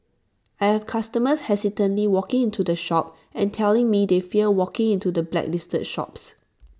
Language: English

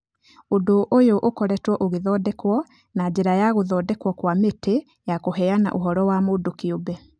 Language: Kikuyu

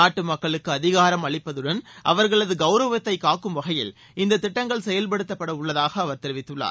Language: Tamil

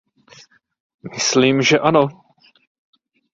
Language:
Czech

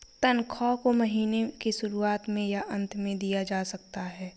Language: Hindi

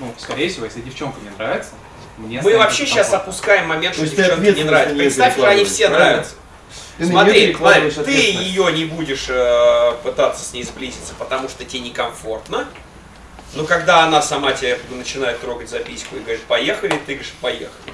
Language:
Russian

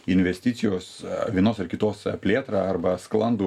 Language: Lithuanian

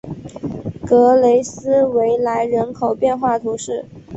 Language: Chinese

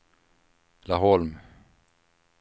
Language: Swedish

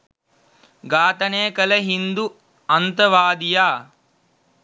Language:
Sinhala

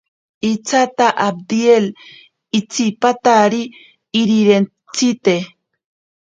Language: Ashéninka Perené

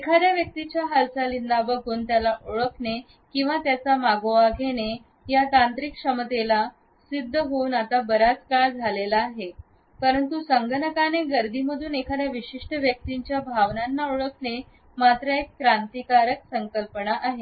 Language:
Marathi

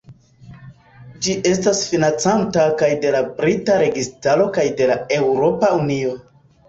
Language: Esperanto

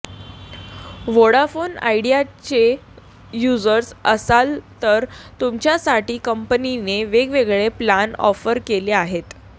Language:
Marathi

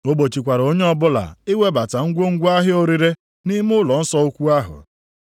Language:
Igbo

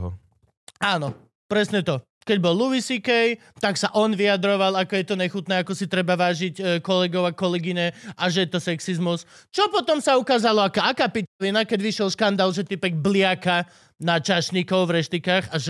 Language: Slovak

